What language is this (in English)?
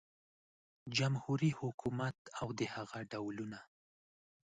Pashto